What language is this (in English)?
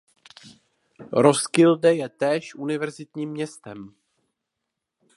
Czech